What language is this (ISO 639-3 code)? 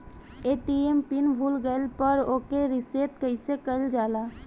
bho